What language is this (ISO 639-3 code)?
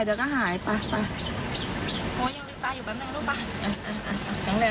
tha